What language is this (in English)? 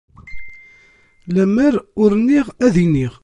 Kabyle